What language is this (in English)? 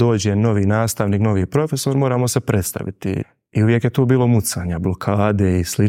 Croatian